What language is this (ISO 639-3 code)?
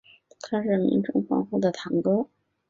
zho